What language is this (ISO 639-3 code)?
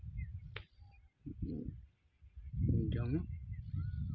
sat